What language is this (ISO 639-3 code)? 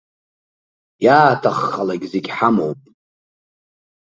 abk